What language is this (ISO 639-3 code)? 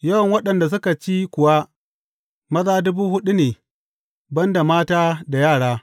hau